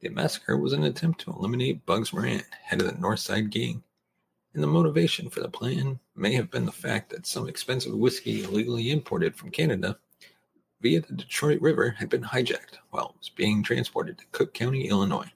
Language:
English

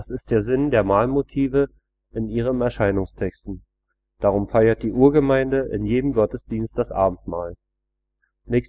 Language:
German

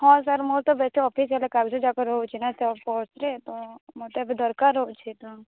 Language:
Odia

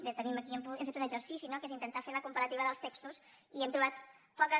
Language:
Catalan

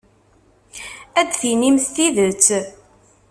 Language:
Kabyle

